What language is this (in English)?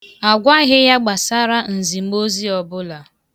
Igbo